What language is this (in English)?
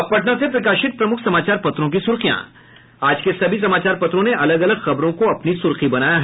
Hindi